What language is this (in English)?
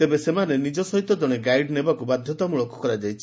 Odia